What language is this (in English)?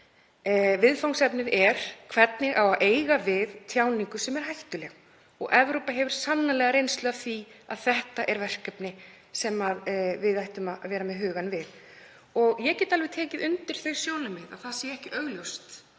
Icelandic